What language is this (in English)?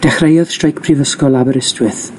Welsh